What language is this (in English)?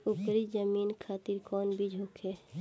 Bhojpuri